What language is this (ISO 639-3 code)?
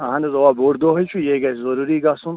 kas